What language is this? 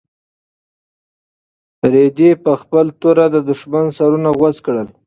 Pashto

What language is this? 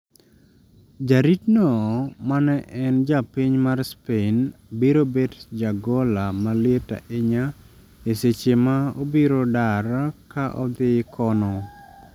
Luo (Kenya and Tanzania)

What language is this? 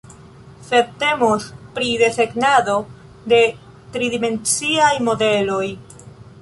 Esperanto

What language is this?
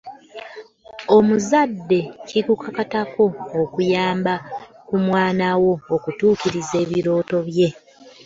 Ganda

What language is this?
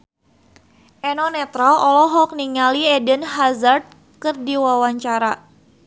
Sundanese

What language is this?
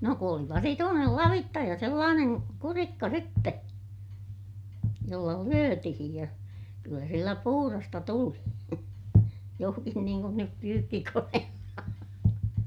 Finnish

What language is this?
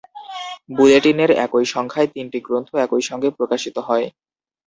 Bangla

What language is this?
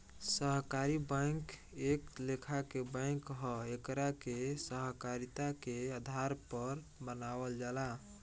Bhojpuri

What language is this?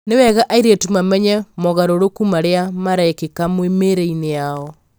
Kikuyu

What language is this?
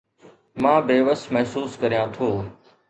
Sindhi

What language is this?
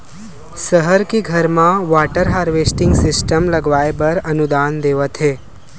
Chhattisgarhi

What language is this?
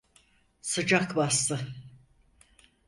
Turkish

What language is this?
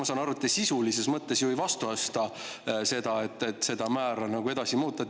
Estonian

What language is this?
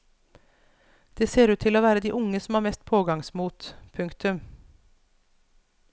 Norwegian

